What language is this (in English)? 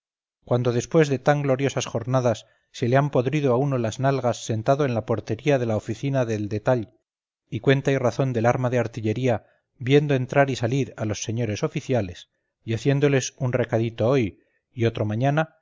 Spanish